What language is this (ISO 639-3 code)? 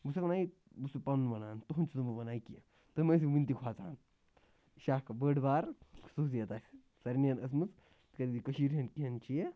kas